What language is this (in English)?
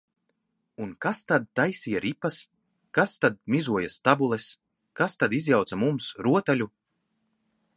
Latvian